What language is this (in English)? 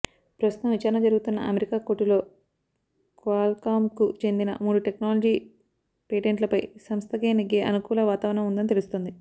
Telugu